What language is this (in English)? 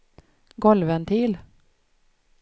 Swedish